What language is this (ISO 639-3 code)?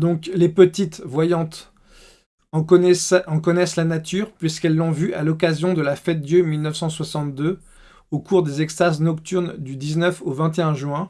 fra